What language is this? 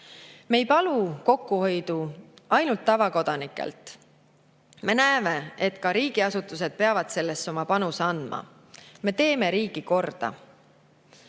Estonian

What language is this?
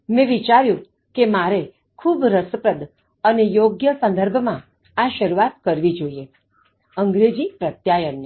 Gujarati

